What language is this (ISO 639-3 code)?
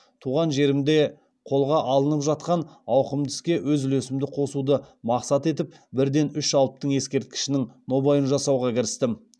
kaz